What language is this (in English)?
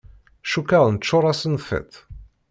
Kabyle